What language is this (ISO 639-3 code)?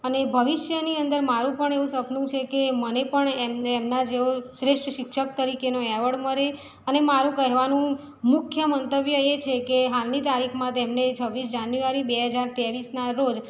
guj